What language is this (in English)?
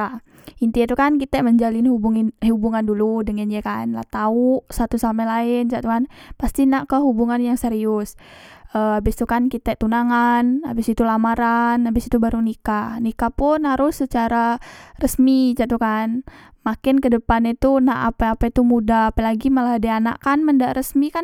Musi